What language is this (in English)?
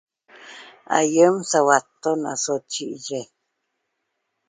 Toba